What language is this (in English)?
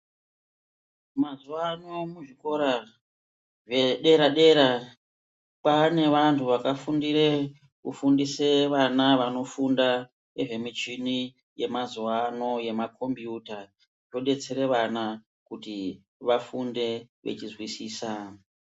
Ndau